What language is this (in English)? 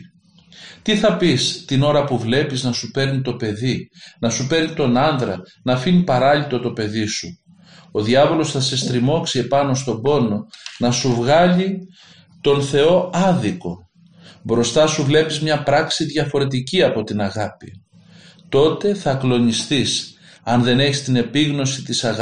Greek